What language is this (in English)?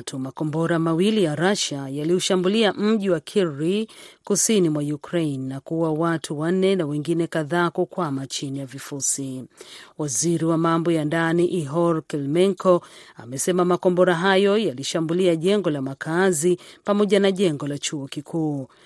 Swahili